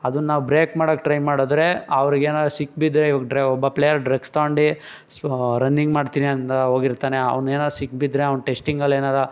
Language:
Kannada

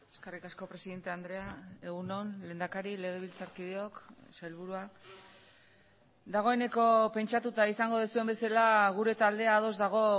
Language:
Basque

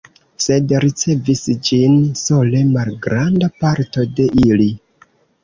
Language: Esperanto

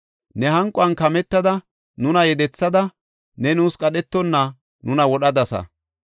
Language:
Gofa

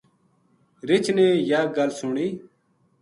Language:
Gujari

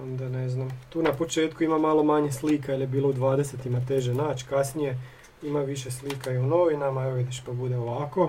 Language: Croatian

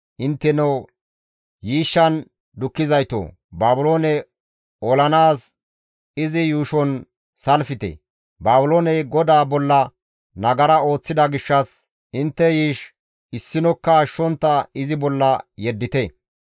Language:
Gamo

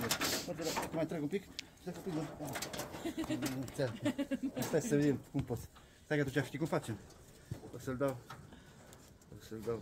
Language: Romanian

